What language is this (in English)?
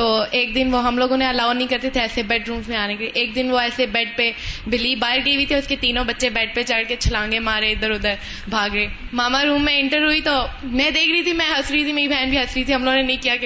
Urdu